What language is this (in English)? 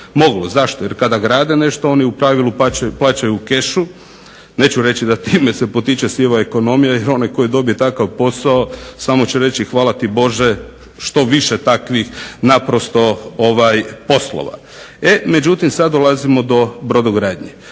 Croatian